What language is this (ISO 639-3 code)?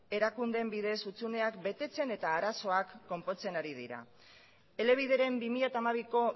eus